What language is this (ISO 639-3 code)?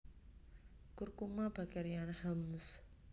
jav